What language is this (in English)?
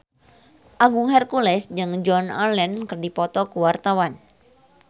Sundanese